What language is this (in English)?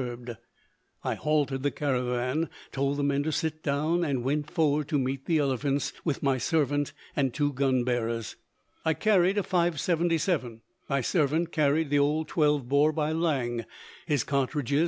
English